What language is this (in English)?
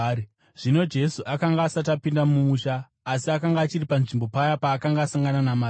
Shona